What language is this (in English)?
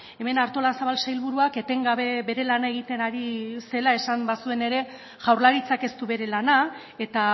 Basque